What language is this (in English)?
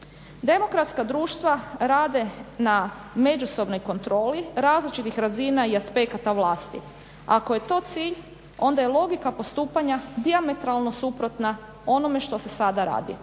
Croatian